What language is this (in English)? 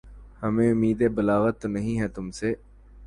Urdu